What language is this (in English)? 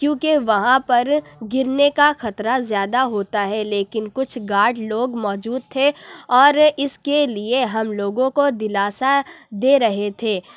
Urdu